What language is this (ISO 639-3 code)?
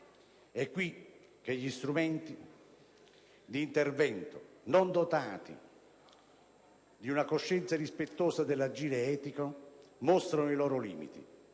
ita